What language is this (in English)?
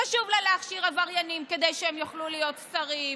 Hebrew